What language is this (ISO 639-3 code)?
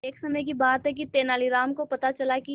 hin